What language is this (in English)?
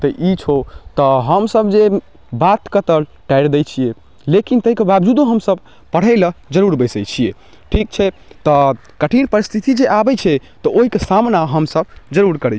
Maithili